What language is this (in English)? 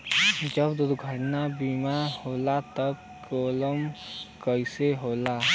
Bhojpuri